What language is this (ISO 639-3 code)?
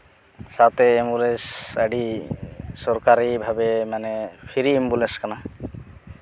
sat